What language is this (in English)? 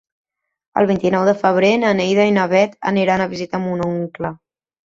Catalan